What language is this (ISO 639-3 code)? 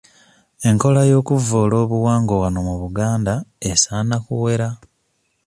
lug